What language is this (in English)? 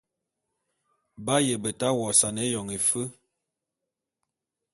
Bulu